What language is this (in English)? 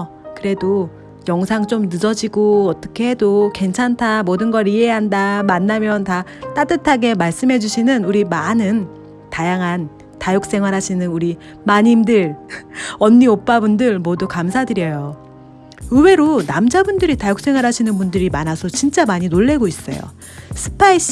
Korean